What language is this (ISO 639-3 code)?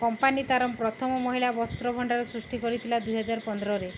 ori